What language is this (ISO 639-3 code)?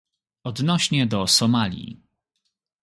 pol